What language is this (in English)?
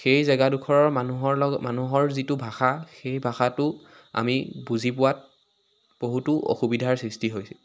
Assamese